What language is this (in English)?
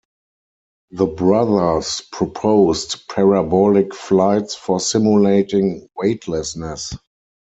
English